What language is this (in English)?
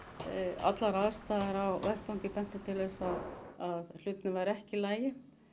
Icelandic